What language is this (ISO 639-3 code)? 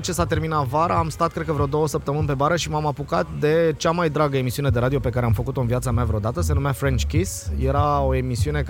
ron